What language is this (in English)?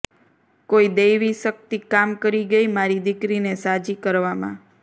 Gujarati